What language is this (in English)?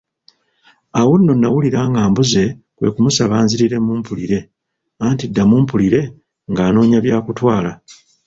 Ganda